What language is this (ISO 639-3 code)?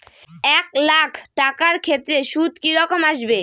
ben